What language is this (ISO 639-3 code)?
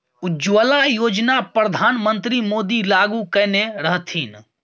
mai